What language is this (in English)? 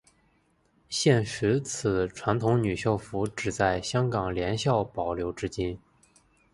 Chinese